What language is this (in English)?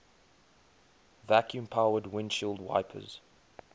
English